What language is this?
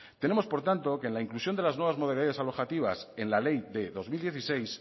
Spanish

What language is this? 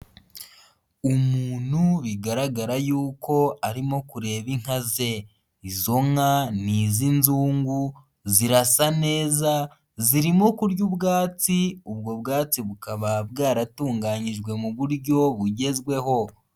Kinyarwanda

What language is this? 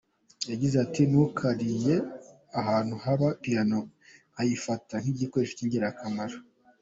Kinyarwanda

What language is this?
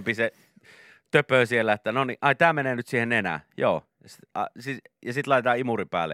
Finnish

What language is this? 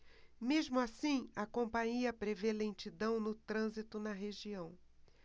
Portuguese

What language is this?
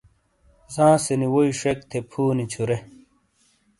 Shina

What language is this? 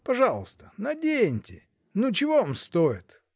Russian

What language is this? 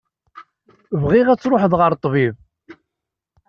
Kabyle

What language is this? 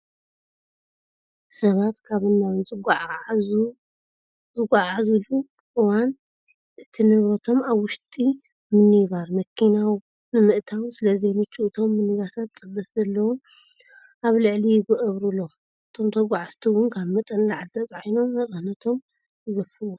Tigrinya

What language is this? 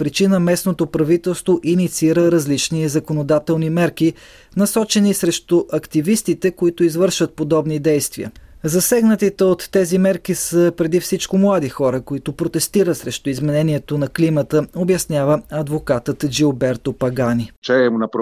Bulgarian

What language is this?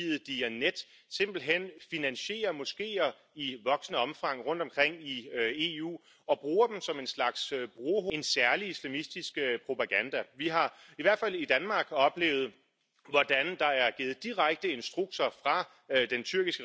Romanian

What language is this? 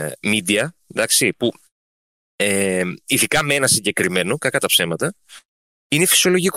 Greek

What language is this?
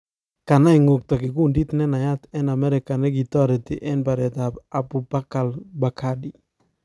Kalenjin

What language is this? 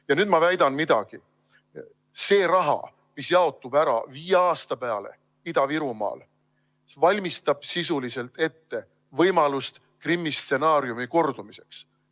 Estonian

